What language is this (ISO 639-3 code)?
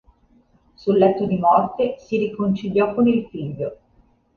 ita